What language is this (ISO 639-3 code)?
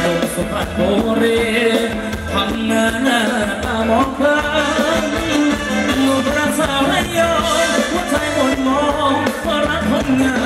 tha